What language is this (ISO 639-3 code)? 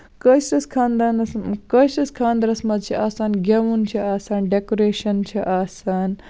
kas